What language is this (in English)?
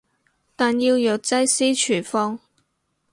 Cantonese